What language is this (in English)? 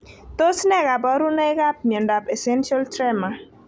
Kalenjin